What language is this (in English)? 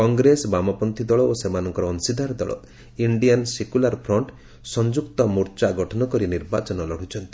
Odia